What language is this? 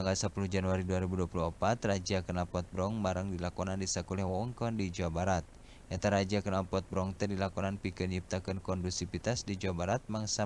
Indonesian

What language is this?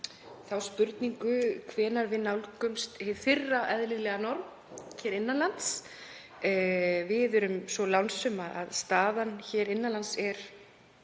Icelandic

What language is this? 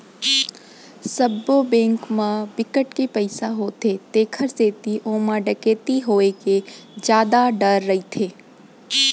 Chhattisgarhi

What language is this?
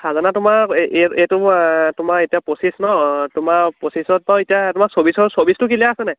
Assamese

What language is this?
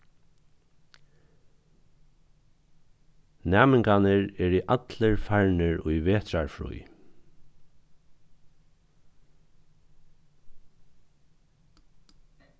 Faroese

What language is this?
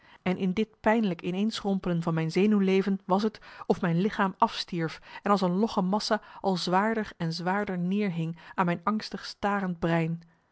Dutch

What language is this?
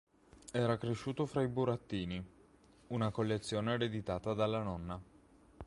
Italian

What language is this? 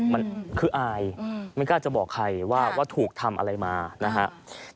Thai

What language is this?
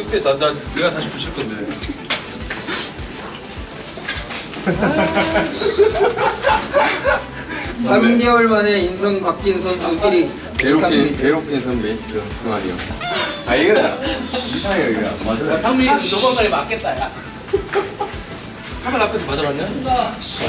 Korean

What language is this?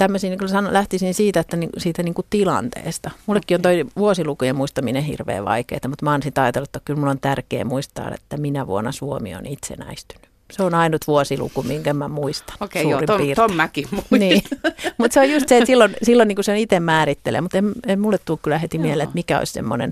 Finnish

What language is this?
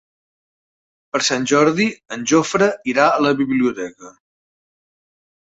Catalan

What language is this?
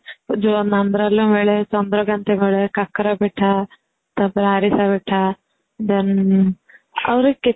Odia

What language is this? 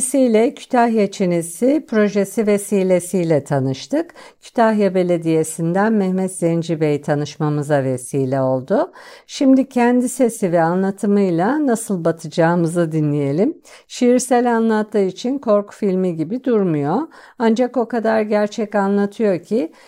Turkish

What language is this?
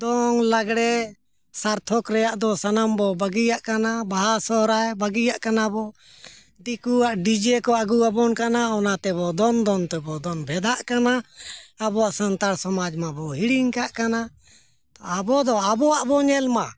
Santali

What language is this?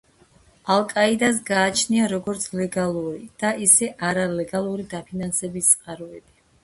Georgian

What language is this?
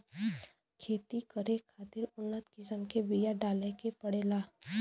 Bhojpuri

